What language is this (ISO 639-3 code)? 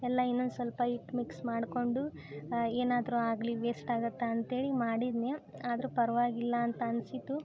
kan